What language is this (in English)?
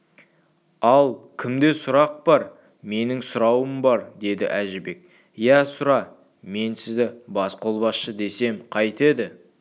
Kazakh